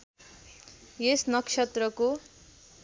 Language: Nepali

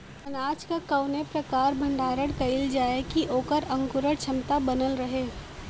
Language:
Bhojpuri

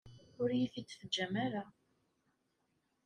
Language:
Kabyle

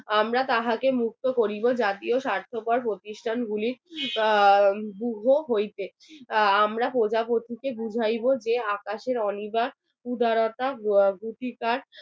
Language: Bangla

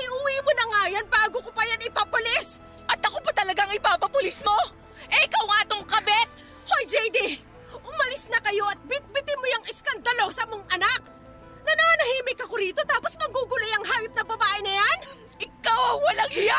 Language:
Filipino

